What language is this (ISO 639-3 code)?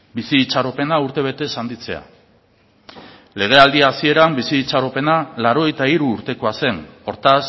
eus